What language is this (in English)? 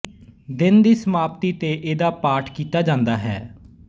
Punjabi